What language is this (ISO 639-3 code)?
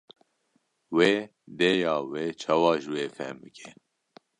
kur